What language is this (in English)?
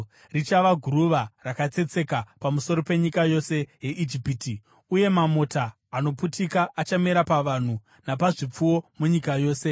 Shona